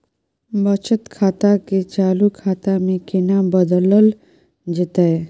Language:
Maithili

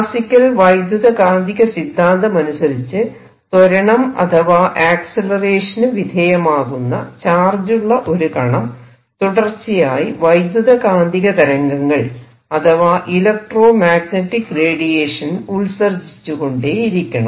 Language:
Malayalam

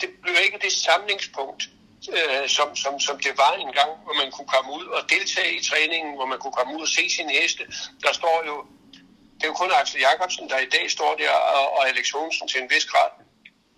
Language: Danish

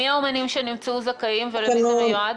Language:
Hebrew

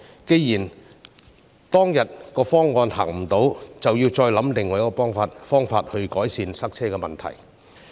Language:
Cantonese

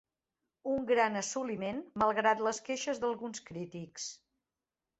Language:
Catalan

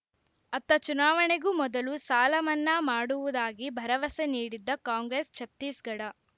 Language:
Kannada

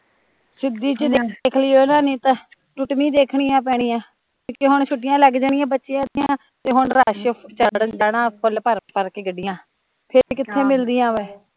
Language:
Punjabi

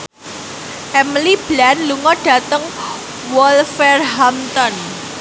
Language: Javanese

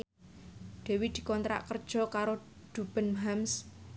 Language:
Javanese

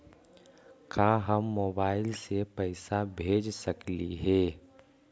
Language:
Magahi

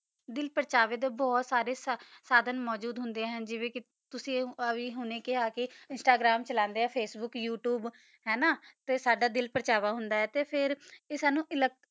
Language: Punjabi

